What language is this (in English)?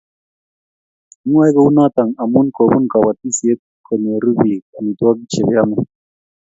Kalenjin